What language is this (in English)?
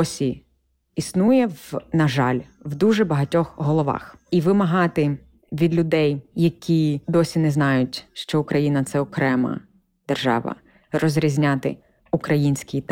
Ukrainian